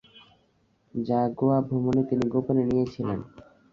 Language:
Bangla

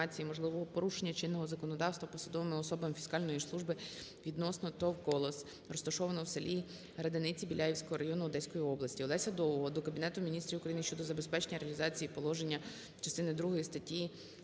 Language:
Ukrainian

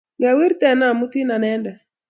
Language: Kalenjin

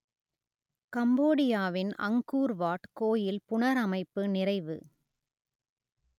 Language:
Tamil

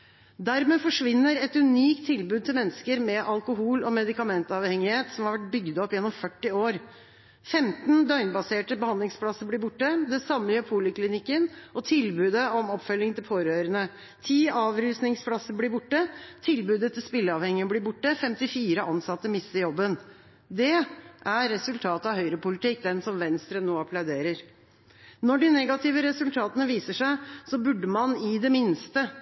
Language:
Norwegian Bokmål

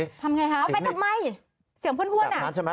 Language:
Thai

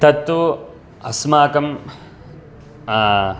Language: Sanskrit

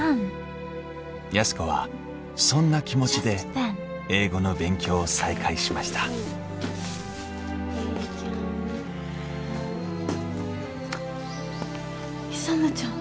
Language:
Japanese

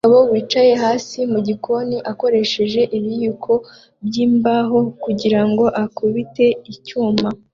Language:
Kinyarwanda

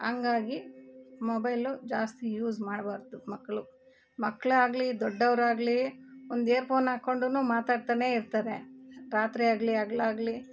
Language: Kannada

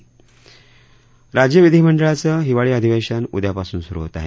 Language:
Marathi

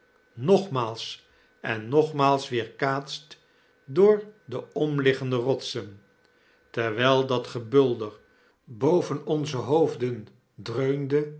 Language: Dutch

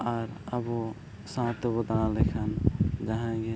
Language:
Santali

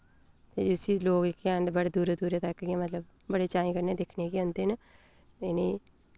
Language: Dogri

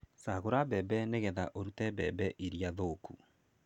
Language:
Kikuyu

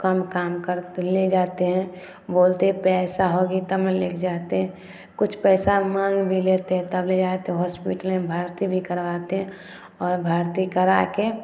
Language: Maithili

